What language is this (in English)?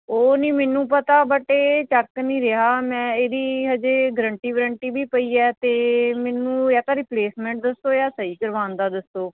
Punjabi